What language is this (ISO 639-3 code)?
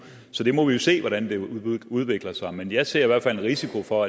dan